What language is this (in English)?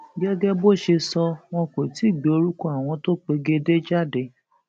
Yoruba